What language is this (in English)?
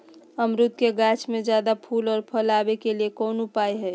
Magahi